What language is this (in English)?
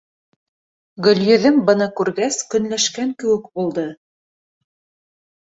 Bashkir